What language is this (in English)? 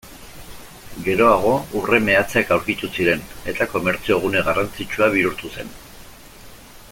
Basque